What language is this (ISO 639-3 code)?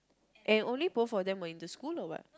eng